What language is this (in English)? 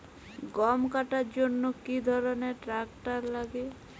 Bangla